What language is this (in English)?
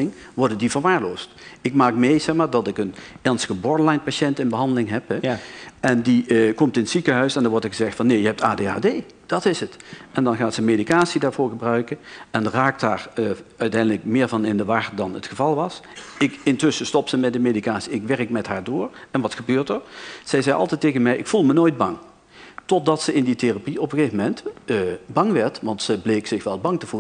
Dutch